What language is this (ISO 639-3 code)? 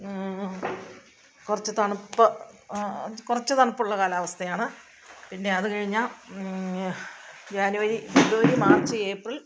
mal